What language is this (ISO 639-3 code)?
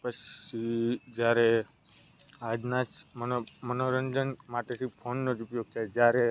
guj